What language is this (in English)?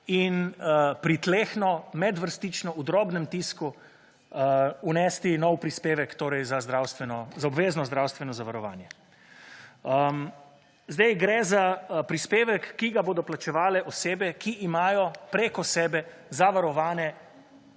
Slovenian